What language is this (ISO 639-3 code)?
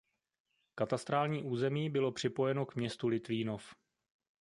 ces